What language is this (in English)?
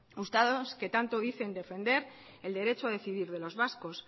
Spanish